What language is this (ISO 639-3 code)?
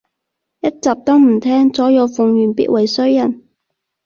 yue